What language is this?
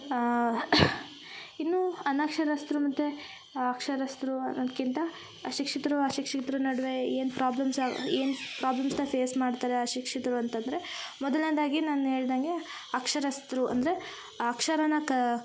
Kannada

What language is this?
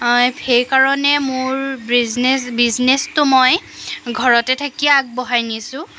Assamese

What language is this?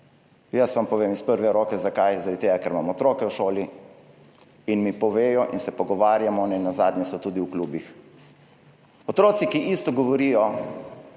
Slovenian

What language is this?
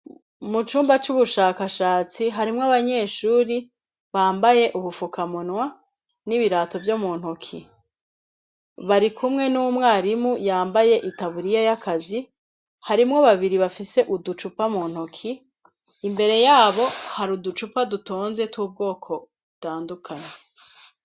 Rundi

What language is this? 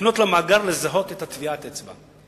Hebrew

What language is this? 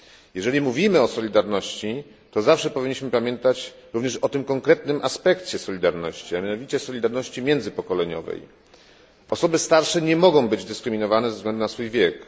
Polish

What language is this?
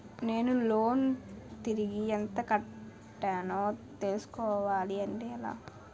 Telugu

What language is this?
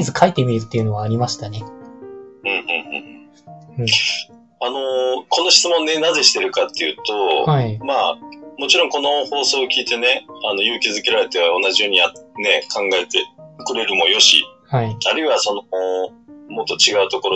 Japanese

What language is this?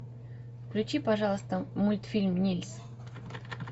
Russian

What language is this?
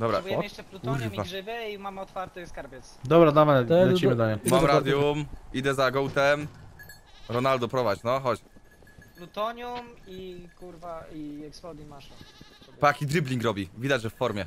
Polish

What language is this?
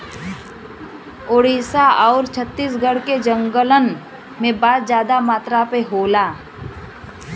Bhojpuri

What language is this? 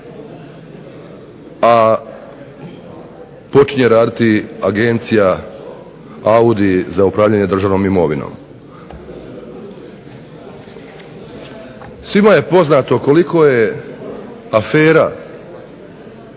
Croatian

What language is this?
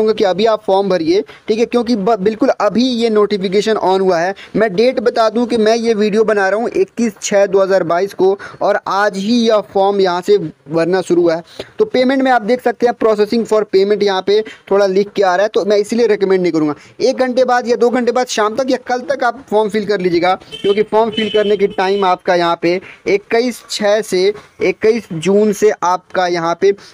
Hindi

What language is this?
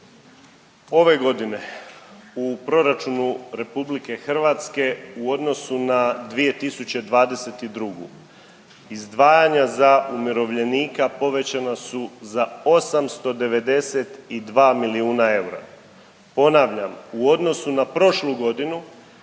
Croatian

